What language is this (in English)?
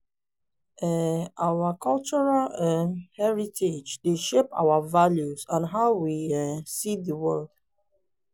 Nigerian Pidgin